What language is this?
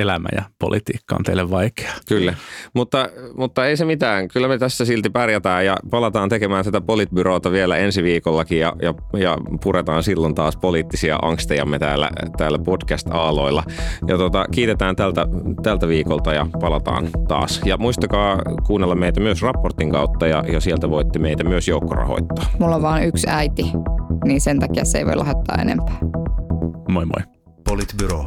Finnish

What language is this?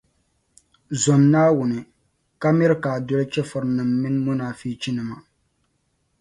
Dagbani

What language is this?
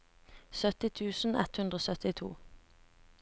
Norwegian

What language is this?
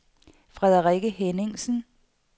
Danish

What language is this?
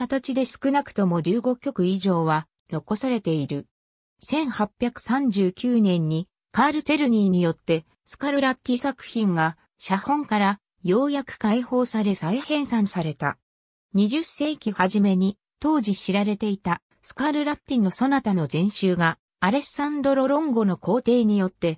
Japanese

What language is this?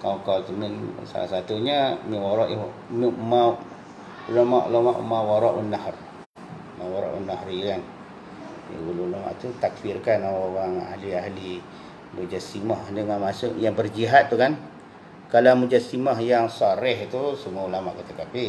Malay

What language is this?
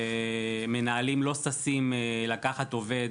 Hebrew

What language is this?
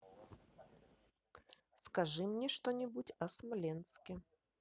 Russian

